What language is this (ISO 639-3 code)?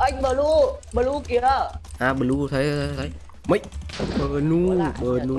vie